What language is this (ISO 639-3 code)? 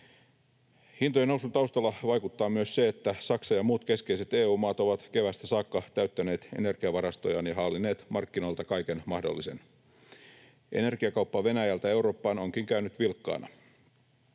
fin